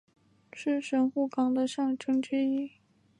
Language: Chinese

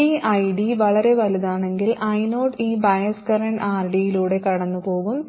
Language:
Malayalam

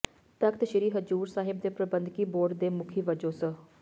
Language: Punjabi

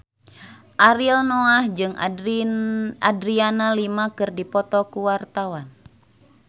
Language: Sundanese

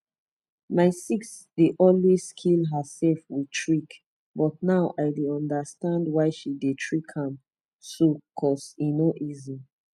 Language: Nigerian Pidgin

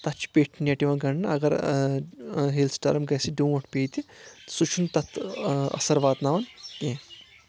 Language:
Kashmiri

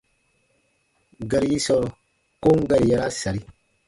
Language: Baatonum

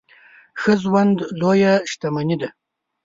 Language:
Pashto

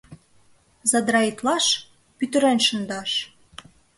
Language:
Mari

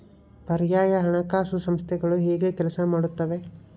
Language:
Kannada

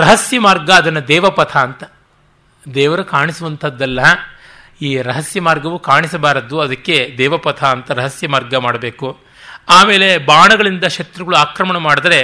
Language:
Kannada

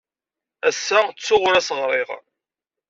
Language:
Kabyle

